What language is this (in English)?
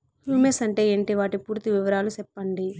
Telugu